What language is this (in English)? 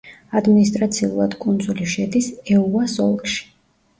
Georgian